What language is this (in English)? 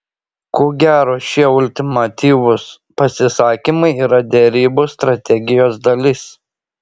Lithuanian